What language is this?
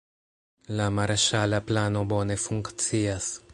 Esperanto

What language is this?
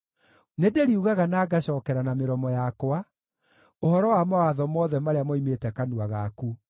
Kikuyu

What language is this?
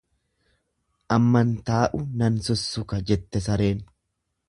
Oromo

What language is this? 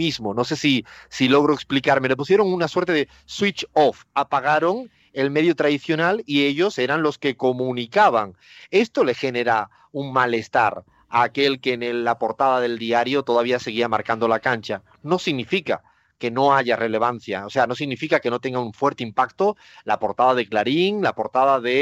Spanish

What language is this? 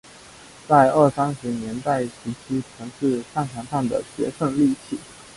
Chinese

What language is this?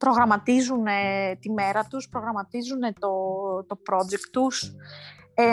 Greek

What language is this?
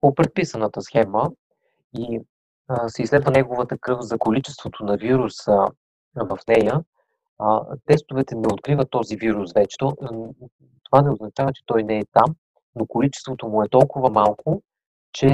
Bulgarian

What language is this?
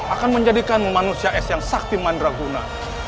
Indonesian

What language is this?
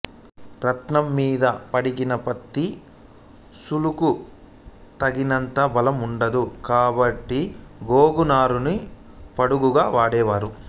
Telugu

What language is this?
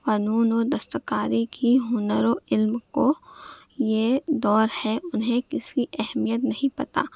Urdu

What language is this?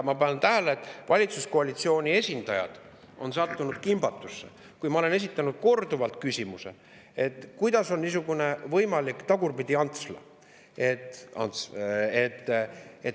Estonian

